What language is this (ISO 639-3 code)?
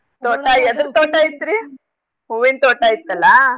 kan